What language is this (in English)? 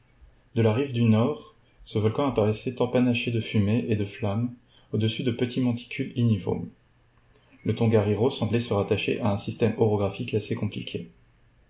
French